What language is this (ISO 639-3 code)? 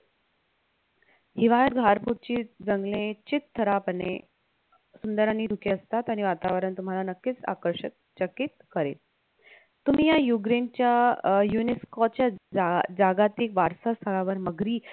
mar